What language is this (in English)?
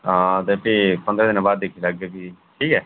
Dogri